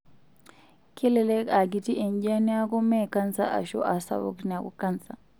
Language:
Masai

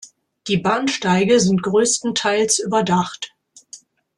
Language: German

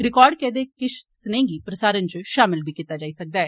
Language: Dogri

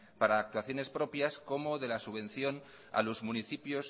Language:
Spanish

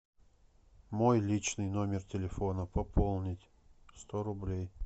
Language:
Russian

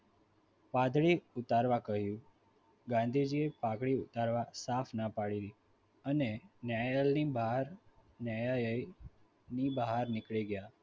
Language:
Gujarati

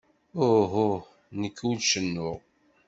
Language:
Kabyle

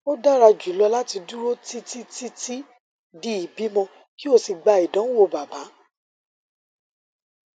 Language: Yoruba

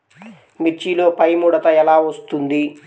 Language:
Telugu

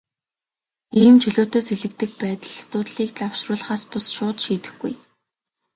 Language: Mongolian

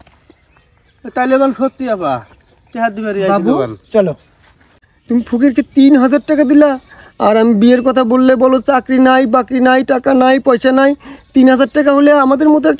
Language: Arabic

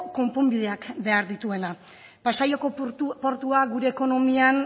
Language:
Basque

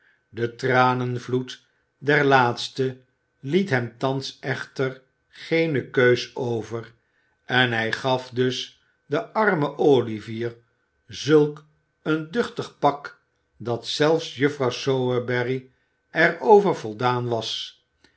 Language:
Dutch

